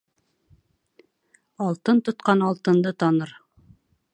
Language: Bashkir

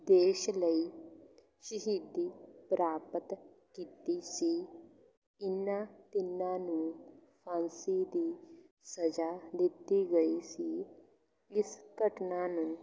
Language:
Punjabi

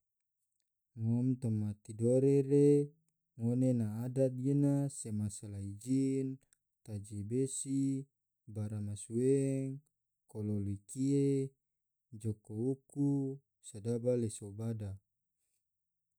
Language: Tidore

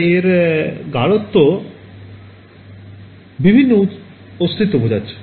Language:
Bangla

